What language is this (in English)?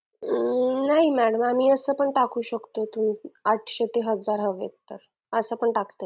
Marathi